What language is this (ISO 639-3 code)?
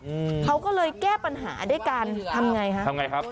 tha